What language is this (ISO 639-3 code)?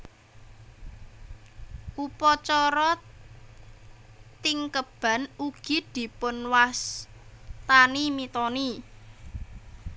jav